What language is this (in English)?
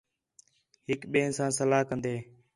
Khetrani